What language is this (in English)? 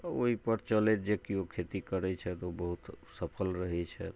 Maithili